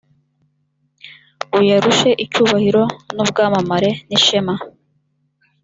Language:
Kinyarwanda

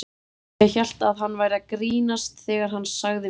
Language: Icelandic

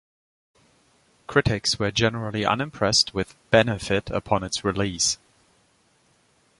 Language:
English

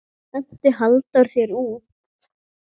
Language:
Icelandic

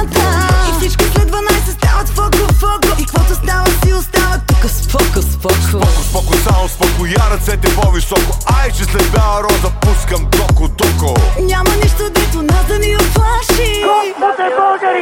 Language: Bulgarian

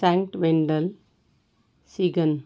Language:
Marathi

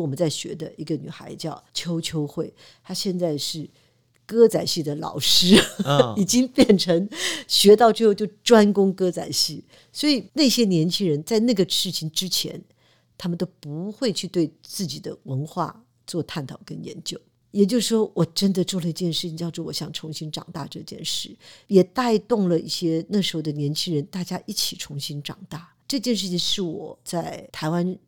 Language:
Chinese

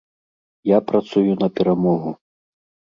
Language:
Belarusian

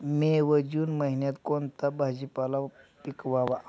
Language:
Marathi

